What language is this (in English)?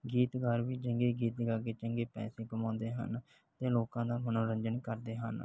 Punjabi